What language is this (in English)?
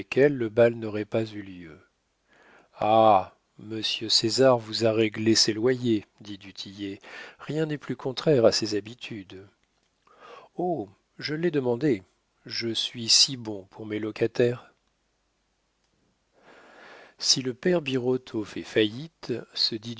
French